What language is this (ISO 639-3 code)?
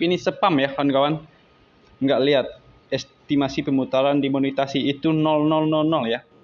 ind